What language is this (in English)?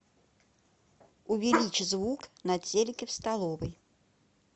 Russian